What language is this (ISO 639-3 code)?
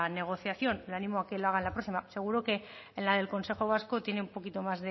spa